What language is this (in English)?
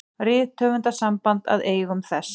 Icelandic